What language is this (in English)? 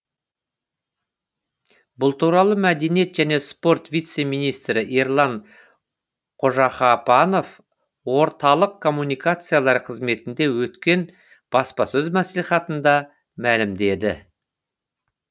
Kazakh